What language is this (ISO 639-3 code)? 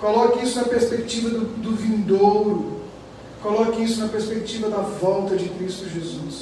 por